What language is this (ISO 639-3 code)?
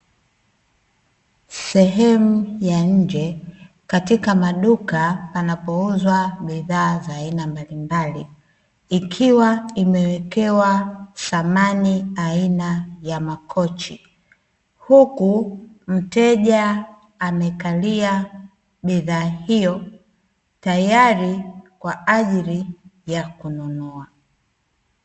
swa